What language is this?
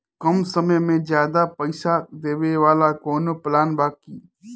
Bhojpuri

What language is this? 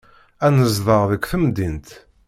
Kabyle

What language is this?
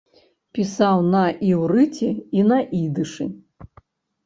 Belarusian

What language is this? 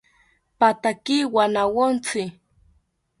South Ucayali Ashéninka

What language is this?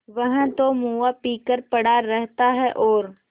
Hindi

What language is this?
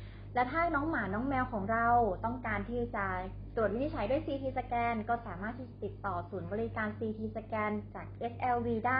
Thai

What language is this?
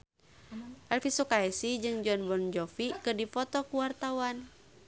Sundanese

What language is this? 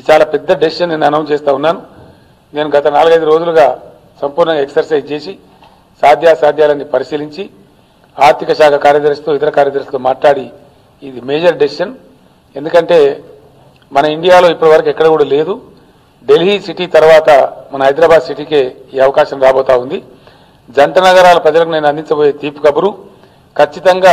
Telugu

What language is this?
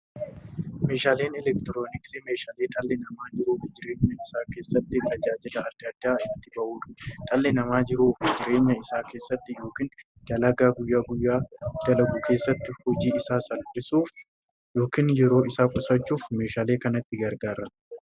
Oromo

